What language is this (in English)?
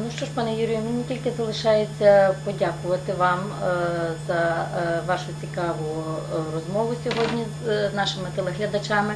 Ukrainian